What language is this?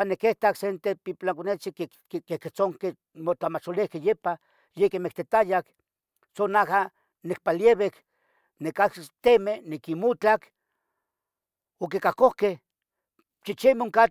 Tetelcingo Nahuatl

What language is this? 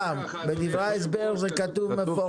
Hebrew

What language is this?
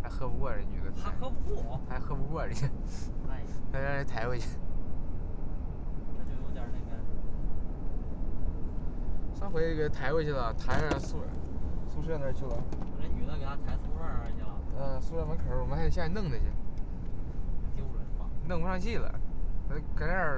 Chinese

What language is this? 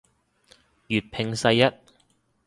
Cantonese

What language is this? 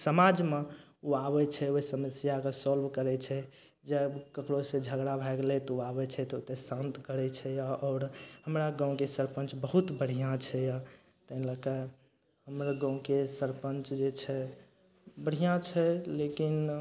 Maithili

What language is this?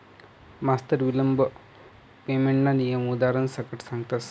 Marathi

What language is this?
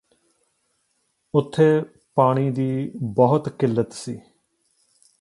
Punjabi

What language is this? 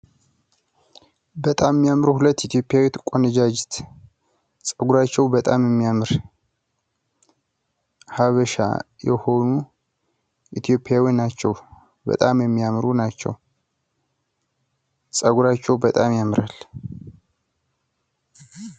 Amharic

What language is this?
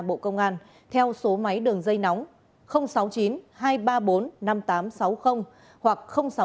Vietnamese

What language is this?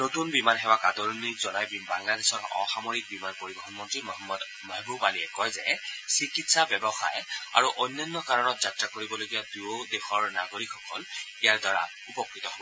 Assamese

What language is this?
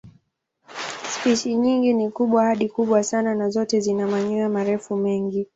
Swahili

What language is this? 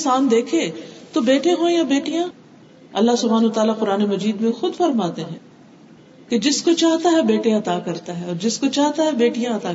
Urdu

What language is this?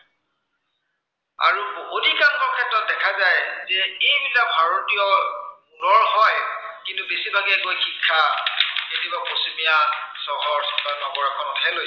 Assamese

